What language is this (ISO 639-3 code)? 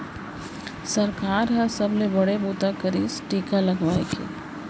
hne